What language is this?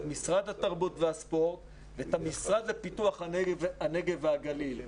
Hebrew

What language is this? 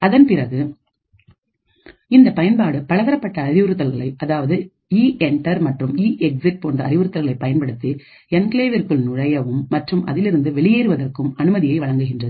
Tamil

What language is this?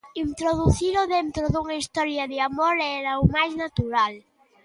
Galician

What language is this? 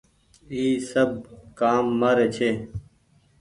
Goaria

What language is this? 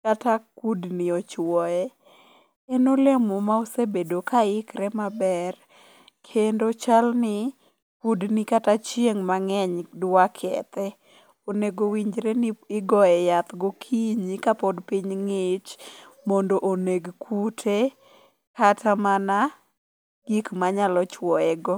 Luo (Kenya and Tanzania)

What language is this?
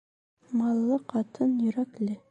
Bashkir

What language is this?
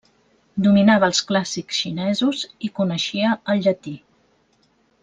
Catalan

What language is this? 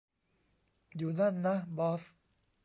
Thai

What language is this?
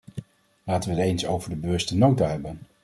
Dutch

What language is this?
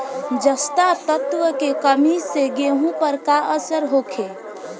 Bhojpuri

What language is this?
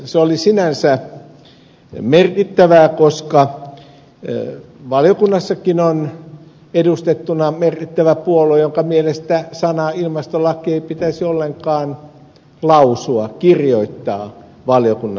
Finnish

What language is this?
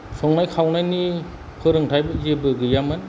Bodo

